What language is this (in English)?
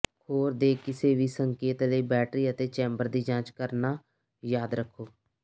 Punjabi